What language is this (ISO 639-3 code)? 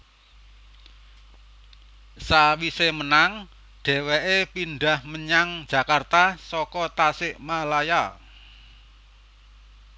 jav